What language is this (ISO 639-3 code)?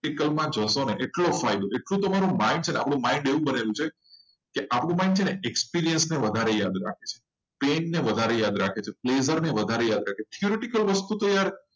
guj